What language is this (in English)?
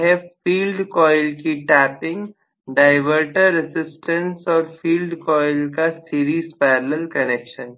Hindi